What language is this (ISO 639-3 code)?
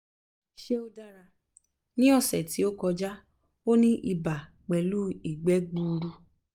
yor